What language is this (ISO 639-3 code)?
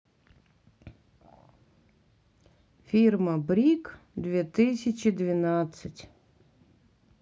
rus